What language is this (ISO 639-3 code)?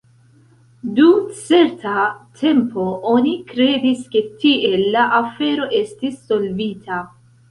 epo